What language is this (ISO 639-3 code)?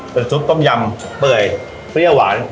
tha